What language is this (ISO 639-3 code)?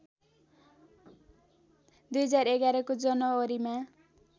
nep